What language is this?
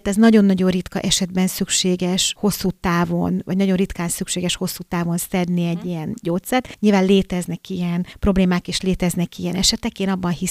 Hungarian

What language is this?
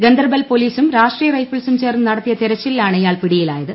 Malayalam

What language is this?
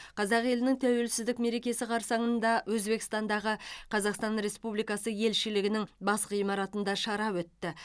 Kazakh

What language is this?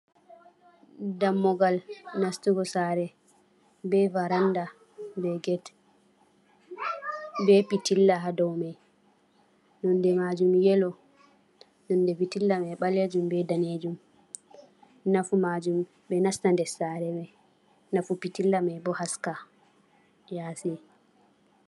Fula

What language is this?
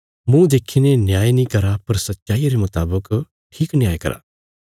Bilaspuri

